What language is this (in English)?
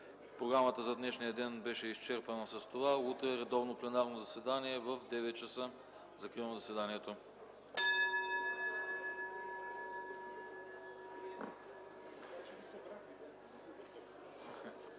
Bulgarian